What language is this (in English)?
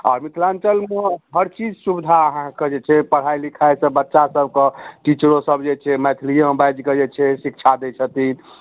Maithili